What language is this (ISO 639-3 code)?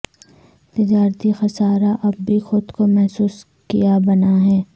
urd